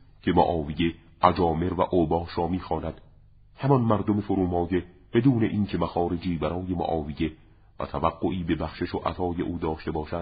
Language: Persian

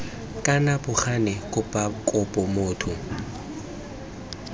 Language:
Tswana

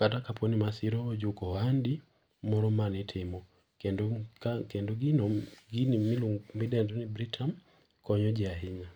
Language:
Luo (Kenya and Tanzania)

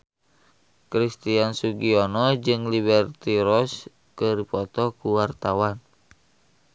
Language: Sundanese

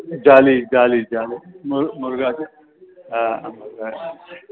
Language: Sindhi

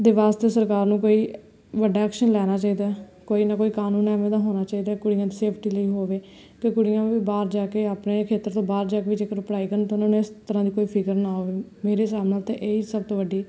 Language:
Punjabi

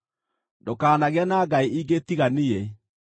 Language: Kikuyu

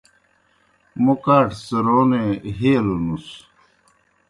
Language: Kohistani Shina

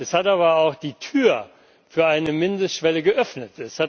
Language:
German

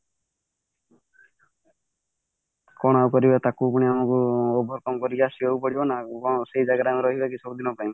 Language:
Odia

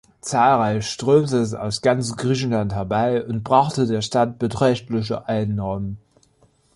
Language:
German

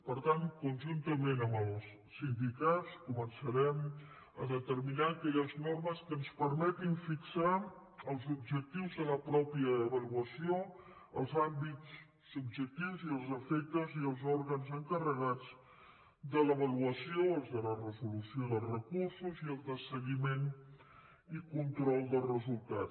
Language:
Catalan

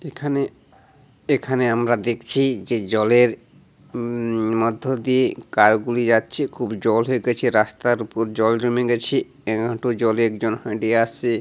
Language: Bangla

